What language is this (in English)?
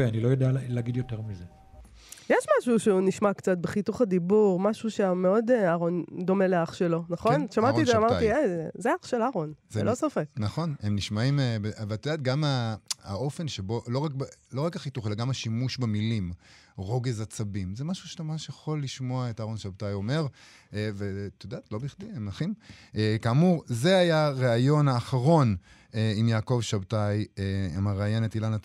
Hebrew